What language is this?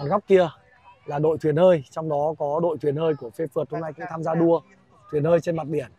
Vietnamese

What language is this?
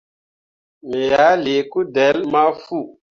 Mundang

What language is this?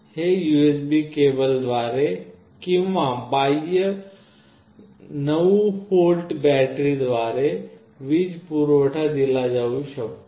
Marathi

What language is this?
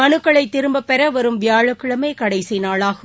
Tamil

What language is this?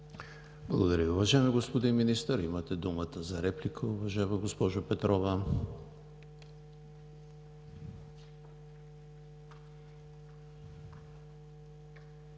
Bulgarian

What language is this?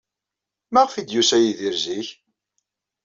Kabyle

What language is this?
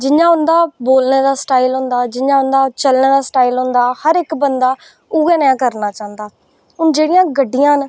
Dogri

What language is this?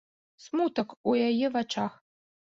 Belarusian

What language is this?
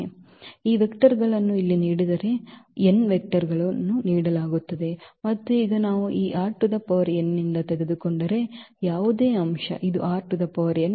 Kannada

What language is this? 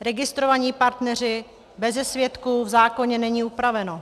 Czech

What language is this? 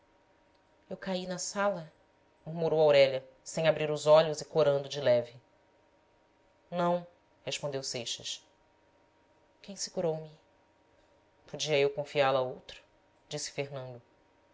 Portuguese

